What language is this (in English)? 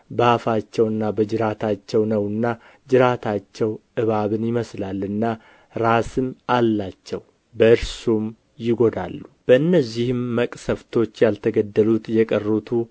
Amharic